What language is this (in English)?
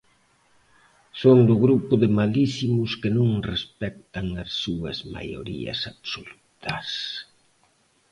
Galician